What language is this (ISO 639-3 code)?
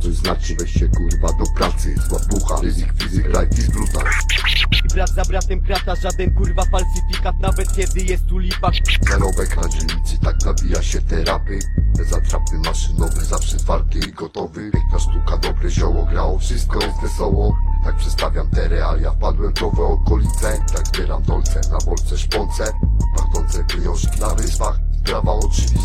pol